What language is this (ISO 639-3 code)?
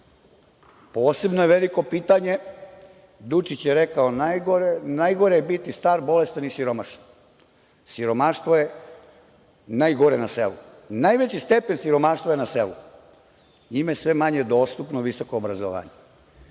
srp